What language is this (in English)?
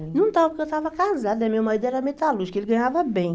Portuguese